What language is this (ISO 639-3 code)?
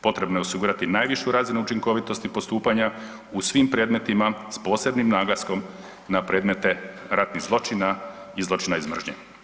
hrv